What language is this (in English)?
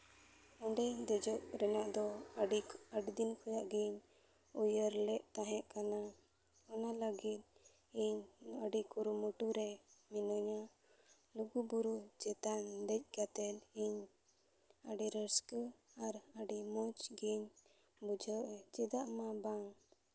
Santali